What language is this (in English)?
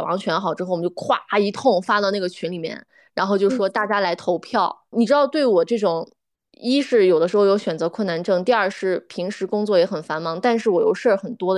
Chinese